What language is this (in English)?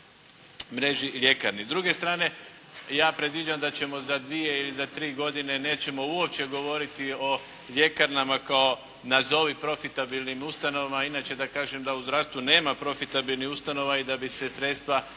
Croatian